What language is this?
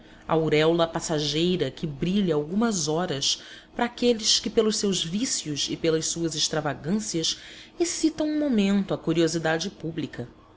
Portuguese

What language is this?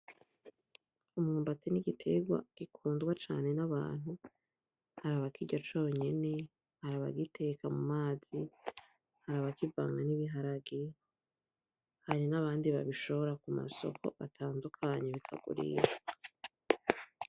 Rundi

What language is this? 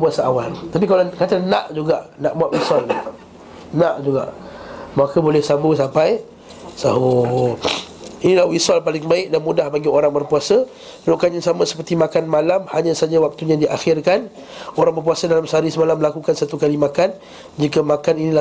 Malay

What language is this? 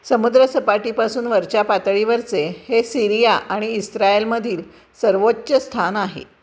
Marathi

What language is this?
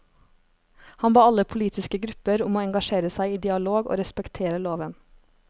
Norwegian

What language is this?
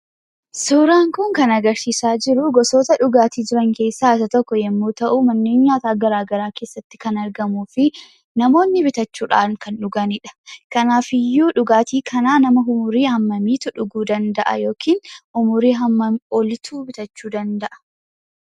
Oromo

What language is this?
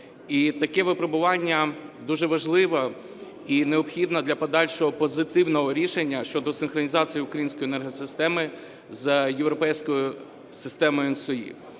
Ukrainian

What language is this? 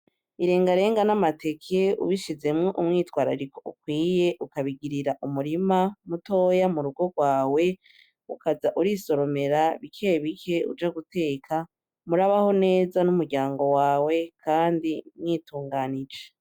Rundi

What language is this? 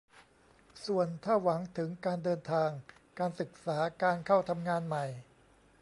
Thai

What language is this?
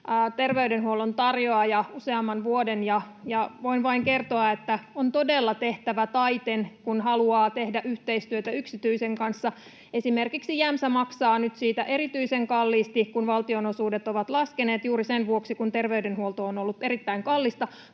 Finnish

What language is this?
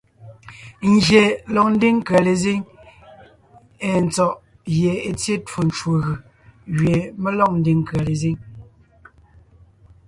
Ngiemboon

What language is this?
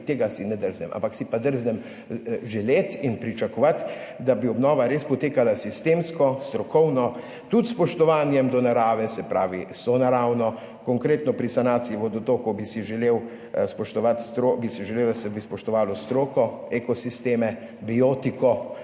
Slovenian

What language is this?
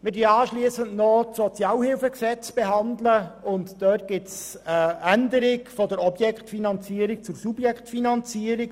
Swiss German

